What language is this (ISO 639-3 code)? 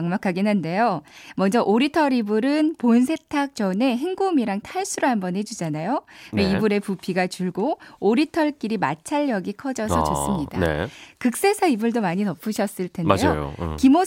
kor